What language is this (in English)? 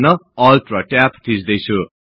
Nepali